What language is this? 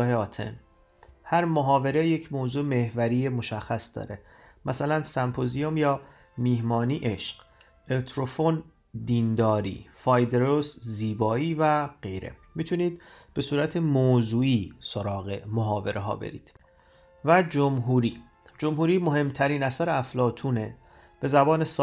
Persian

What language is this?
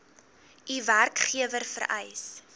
Afrikaans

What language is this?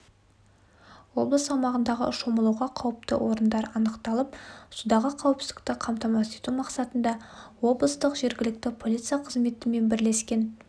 Kazakh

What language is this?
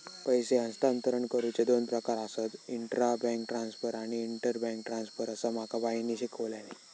Marathi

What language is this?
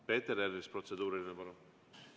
Estonian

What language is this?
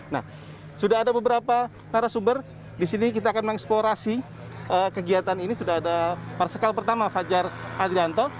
Indonesian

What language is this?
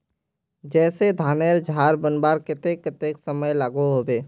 Magahi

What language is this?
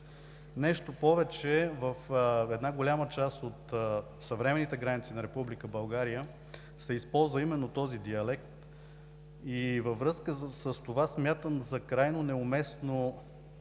Bulgarian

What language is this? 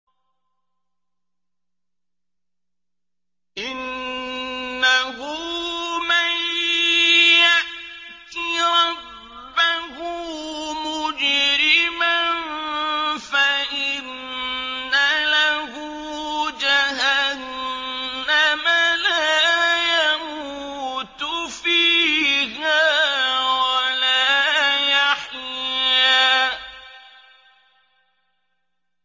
Arabic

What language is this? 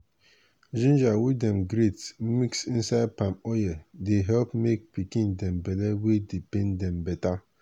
Nigerian Pidgin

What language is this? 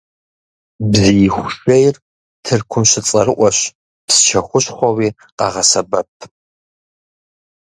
Kabardian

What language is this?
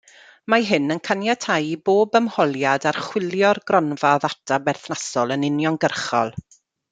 Welsh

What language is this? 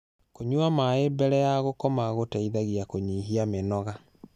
Kikuyu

